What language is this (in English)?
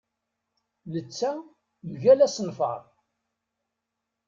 Kabyle